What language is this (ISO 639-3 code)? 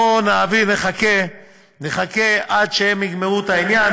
heb